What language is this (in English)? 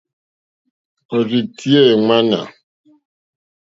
Mokpwe